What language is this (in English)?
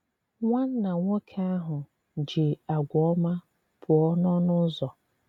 Igbo